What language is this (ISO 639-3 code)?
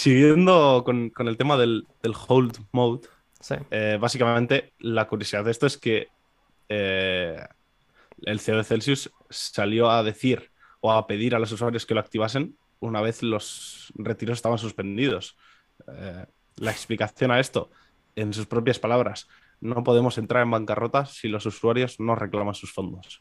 spa